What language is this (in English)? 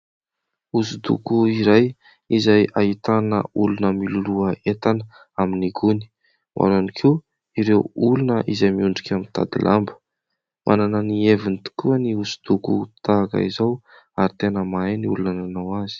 Malagasy